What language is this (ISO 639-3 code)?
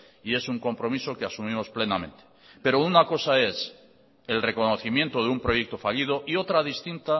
spa